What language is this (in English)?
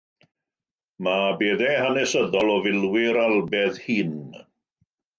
Welsh